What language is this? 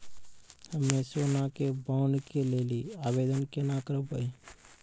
Maithili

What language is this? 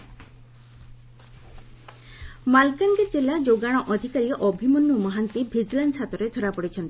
Odia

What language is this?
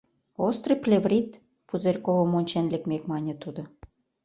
Mari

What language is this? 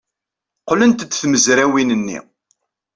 Kabyle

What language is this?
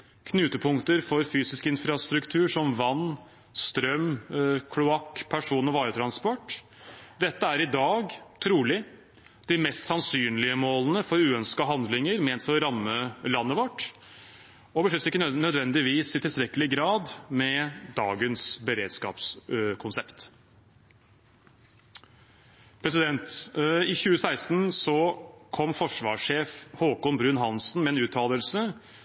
Norwegian Bokmål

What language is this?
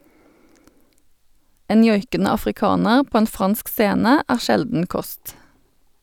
Norwegian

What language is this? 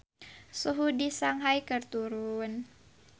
Sundanese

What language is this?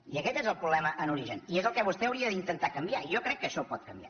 Catalan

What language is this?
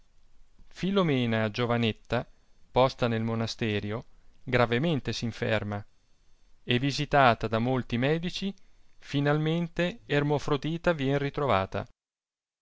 Italian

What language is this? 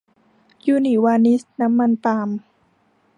Thai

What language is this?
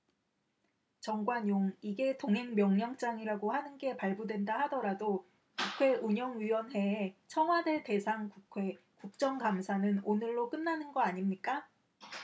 Korean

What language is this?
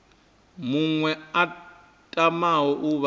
Venda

